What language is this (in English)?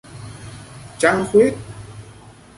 Vietnamese